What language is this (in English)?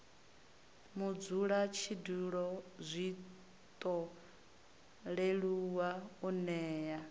Venda